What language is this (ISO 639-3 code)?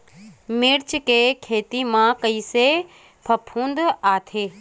hne